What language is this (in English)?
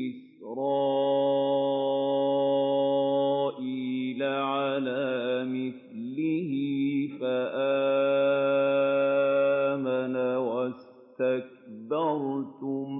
Arabic